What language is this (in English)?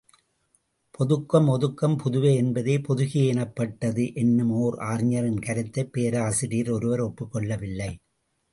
Tamil